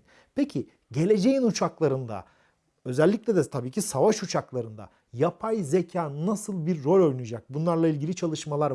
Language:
Turkish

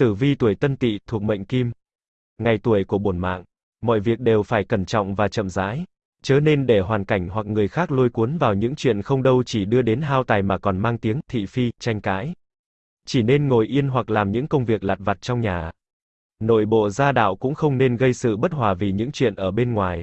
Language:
Vietnamese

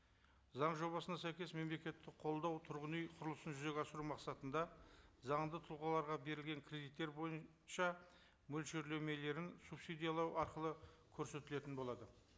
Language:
Kazakh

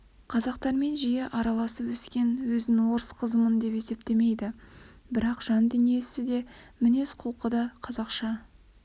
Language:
Kazakh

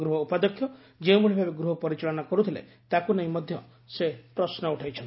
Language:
Odia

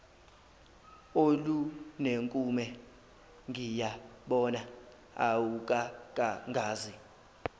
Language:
Zulu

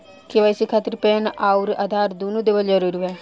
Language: Bhojpuri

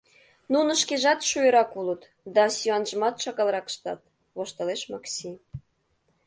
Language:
Mari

